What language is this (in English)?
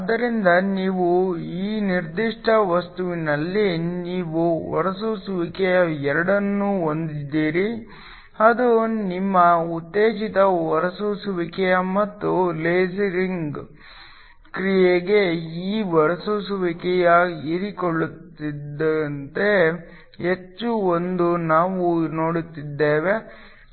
Kannada